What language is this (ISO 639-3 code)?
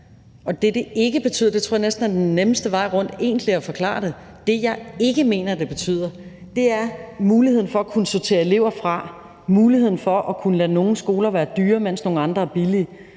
dan